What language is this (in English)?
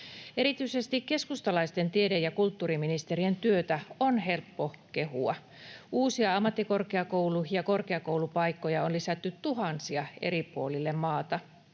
Finnish